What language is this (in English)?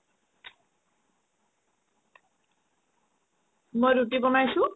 Assamese